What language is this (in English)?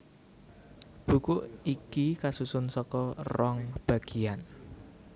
Javanese